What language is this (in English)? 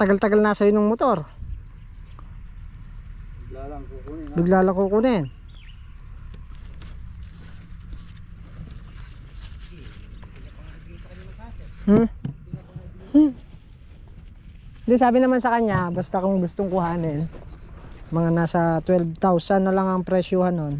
Filipino